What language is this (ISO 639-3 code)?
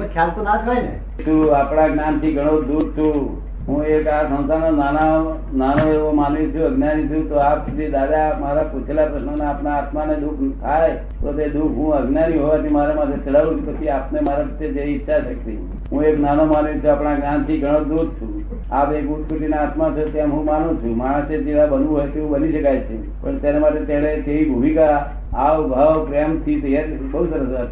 guj